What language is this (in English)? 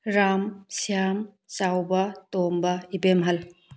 Manipuri